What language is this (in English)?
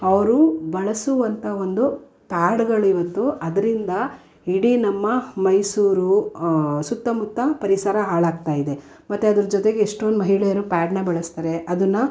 Kannada